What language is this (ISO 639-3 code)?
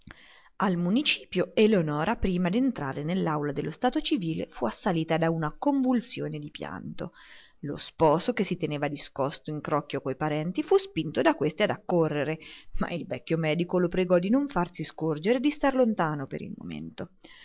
ita